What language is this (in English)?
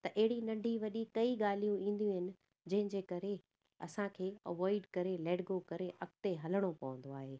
Sindhi